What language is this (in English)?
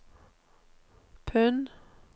Norwegian